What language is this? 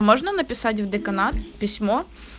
Russian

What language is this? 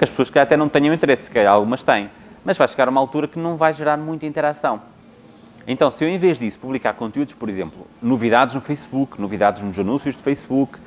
Portuguese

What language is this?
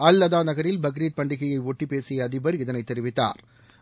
Tamil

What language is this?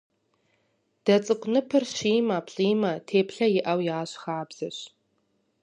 Kabardian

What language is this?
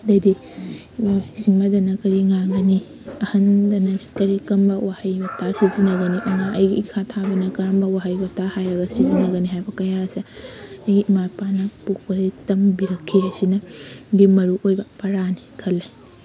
Manipuri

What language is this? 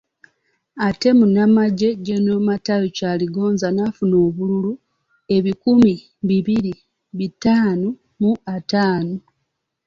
Ganda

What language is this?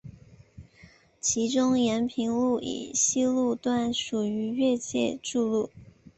Chinese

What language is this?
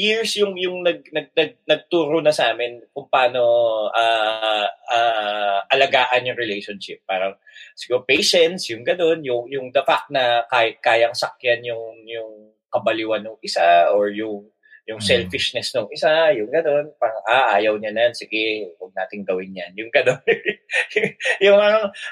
Filipino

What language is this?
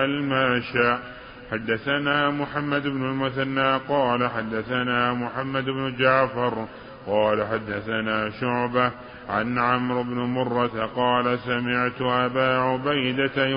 Arabic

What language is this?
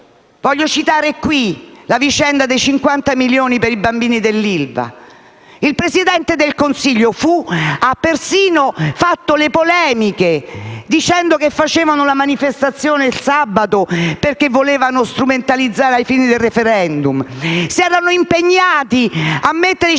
Italian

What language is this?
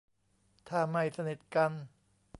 Thai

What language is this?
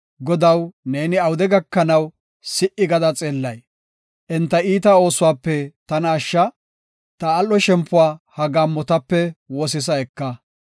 Gofa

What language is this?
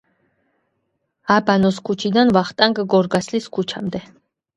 Georgian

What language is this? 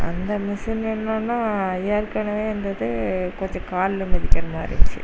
Tamil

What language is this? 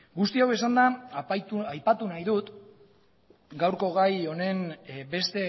Basque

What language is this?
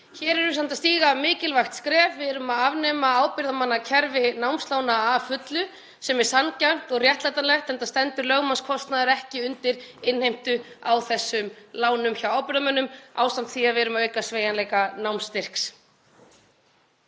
Icelandic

